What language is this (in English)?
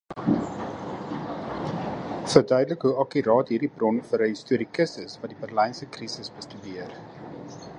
Afrikaans